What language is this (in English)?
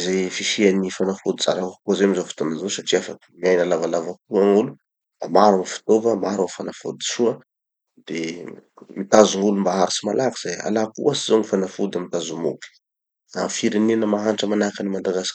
Tanosy Malagasy